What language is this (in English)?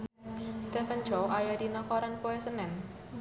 Sundanese